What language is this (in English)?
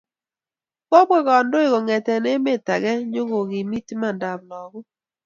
Kalenjin